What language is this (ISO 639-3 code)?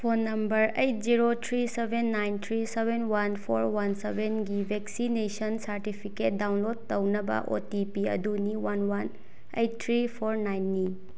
mni